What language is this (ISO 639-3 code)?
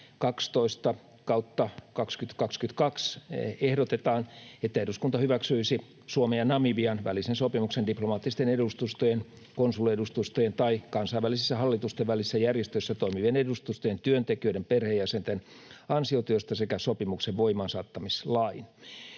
fin